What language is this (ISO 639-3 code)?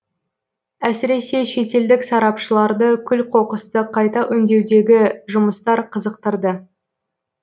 kaz